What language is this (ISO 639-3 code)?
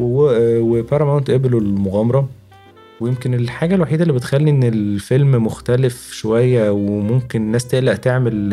ara